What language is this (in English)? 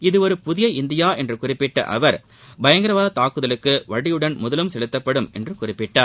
Tamil